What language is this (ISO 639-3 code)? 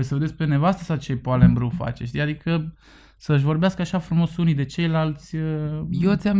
ron